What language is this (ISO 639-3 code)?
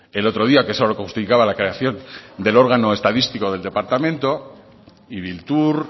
spa